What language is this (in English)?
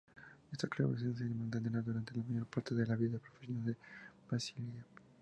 Spanish